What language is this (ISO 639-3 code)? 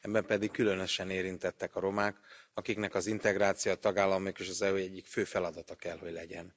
hun